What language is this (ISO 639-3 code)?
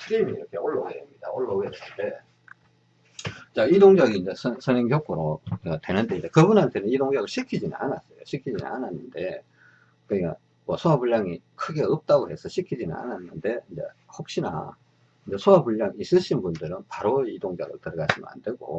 kor